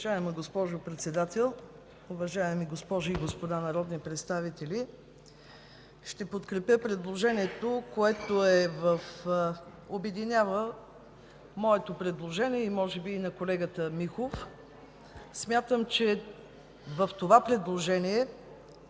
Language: Bulgarian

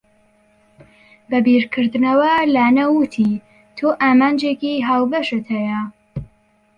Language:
Central Kurdish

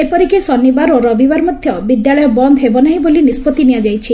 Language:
Odia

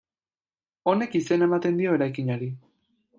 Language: Basque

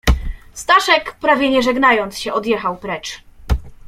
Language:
Polish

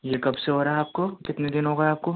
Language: Urdu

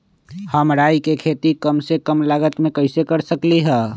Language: Magahi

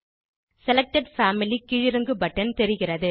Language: Tamil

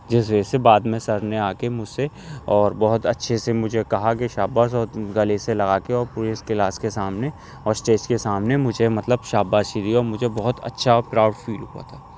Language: Urdu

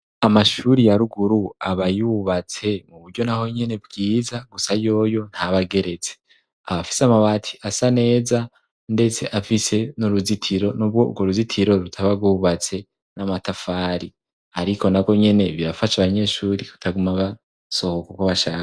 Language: Rundi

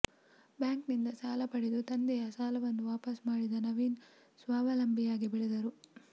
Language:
Kannada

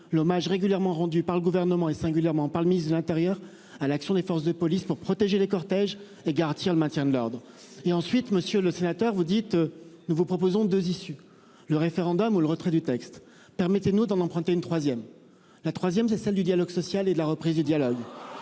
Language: French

